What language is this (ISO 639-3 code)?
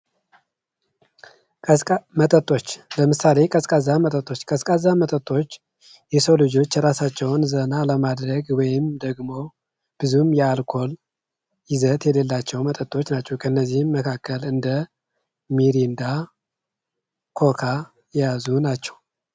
amh